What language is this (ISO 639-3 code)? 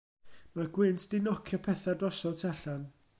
cym